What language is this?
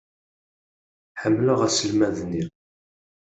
Kabyle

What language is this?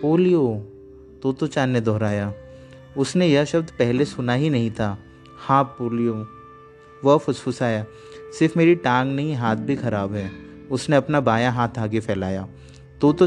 Hindi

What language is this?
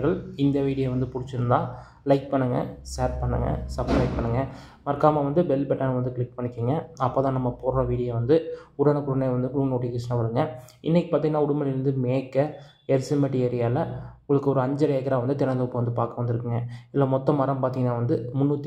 Tamil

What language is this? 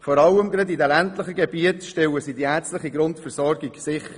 Swiss German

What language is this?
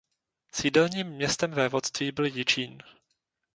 Czech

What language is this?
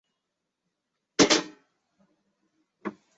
Chinese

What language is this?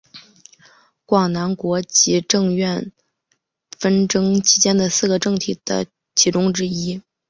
Chinese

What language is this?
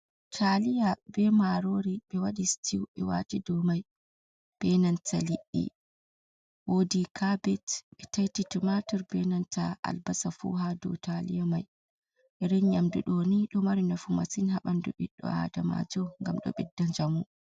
Fula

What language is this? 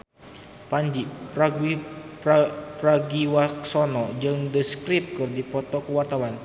Sundanese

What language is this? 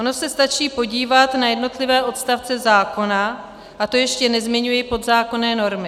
Czech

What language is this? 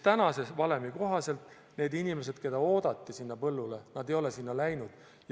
Estonian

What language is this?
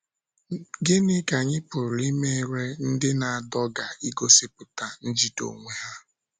Igbo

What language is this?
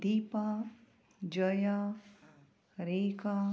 Konkani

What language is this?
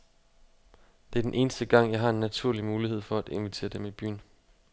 Danish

